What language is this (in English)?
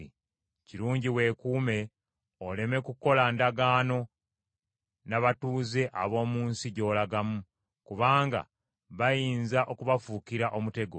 Ganda